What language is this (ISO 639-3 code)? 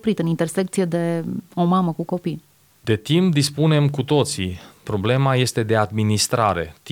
ron